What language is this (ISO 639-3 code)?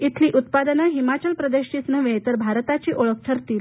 mar